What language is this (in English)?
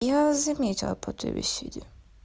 Russian